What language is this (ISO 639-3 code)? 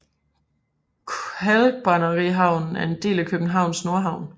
dan